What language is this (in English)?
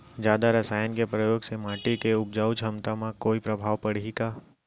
Chhattisgarhi